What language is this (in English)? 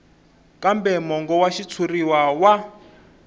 Tsonga